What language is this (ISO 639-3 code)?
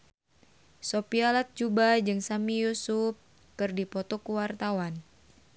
sun